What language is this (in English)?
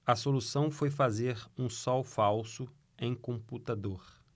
Portuguese